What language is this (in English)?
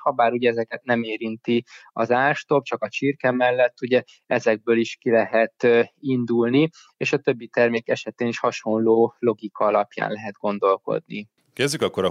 Hungarian